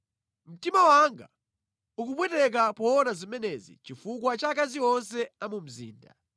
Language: Nyanja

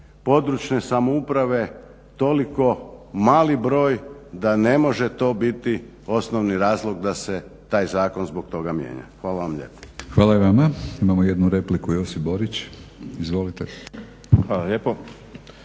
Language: Croatian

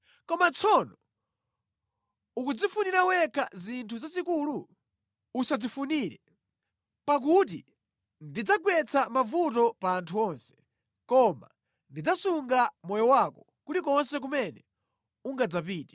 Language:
Nyanja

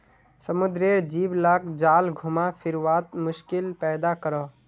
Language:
Magahi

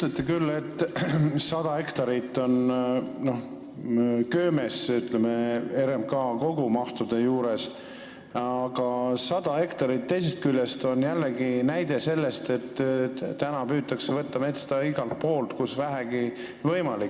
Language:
Estonian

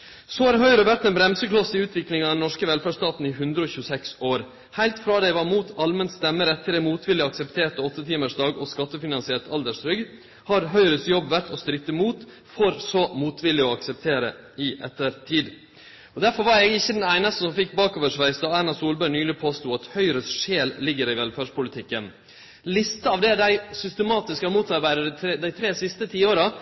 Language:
Norwegian Nynorsk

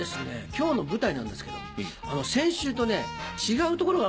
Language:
Japanese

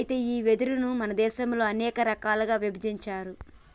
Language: Telugu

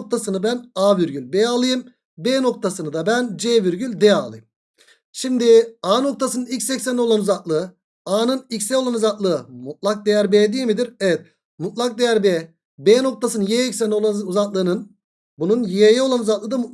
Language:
Turkish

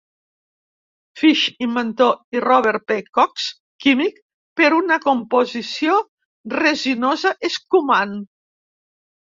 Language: Catalan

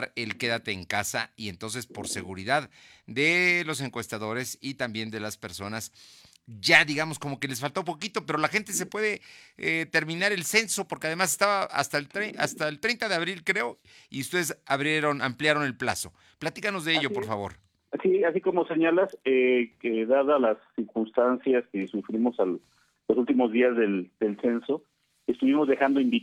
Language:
Spanish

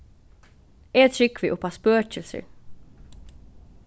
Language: Faroese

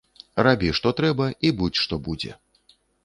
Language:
Belarusian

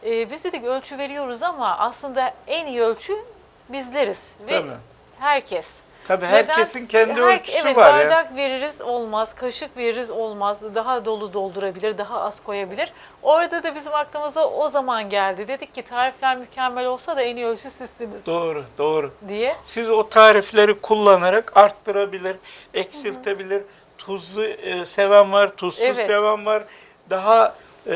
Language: Turkish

